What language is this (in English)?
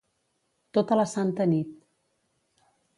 Catalan